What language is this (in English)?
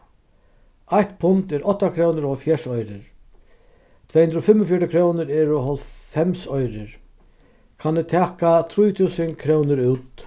Faroese